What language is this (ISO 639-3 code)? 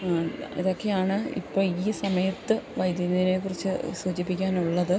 mal